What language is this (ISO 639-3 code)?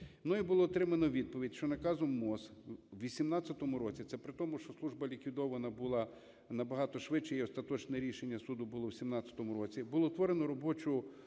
ukr